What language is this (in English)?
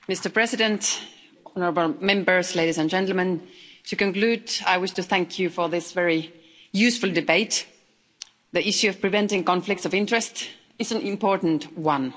English